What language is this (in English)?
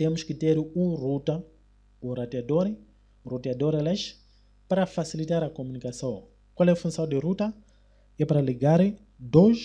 Portuguese